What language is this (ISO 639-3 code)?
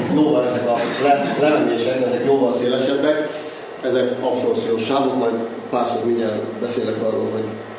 hun